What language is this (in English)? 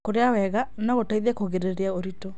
Kikuyu